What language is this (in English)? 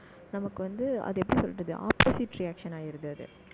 Tamil